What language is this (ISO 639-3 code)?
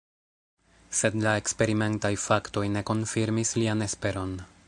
epo